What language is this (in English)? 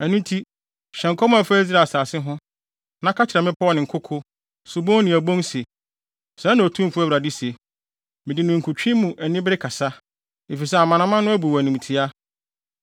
Akan